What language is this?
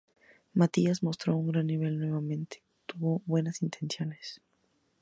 Spanish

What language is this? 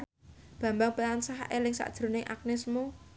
Javanese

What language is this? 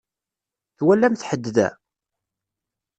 Kabyle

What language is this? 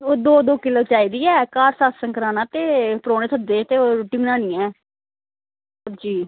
Dogri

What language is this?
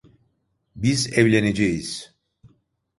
Turkish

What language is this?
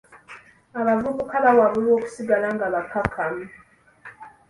Ganda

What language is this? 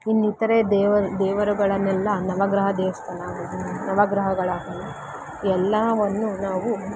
Kannada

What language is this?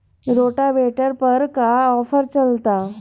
Bhojpuri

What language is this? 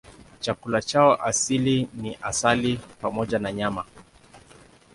Swahili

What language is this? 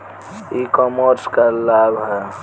Bhojpuri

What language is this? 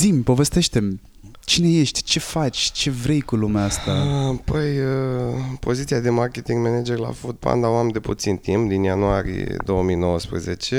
Romanian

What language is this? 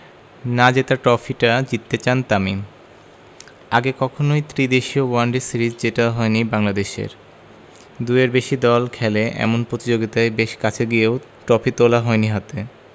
Bangla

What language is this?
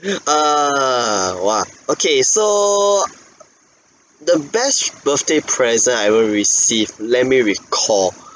English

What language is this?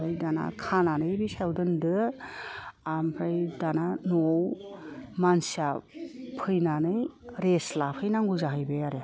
Bodo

